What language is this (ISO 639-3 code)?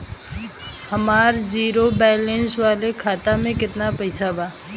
bho